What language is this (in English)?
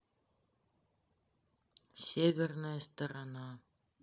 Russian